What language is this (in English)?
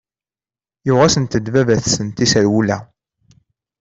Kabyle